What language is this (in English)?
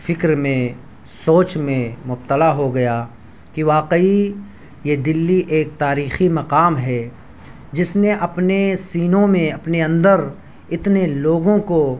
Urdu